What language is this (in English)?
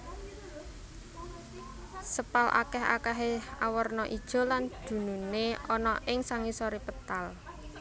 Javanese